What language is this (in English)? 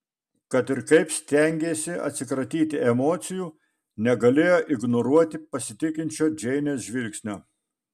Lithuanian